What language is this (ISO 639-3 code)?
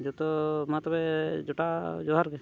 sat